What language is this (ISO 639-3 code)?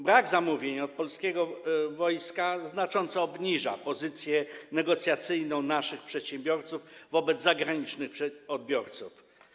pol